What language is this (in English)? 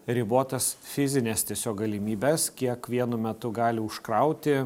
Lithuanian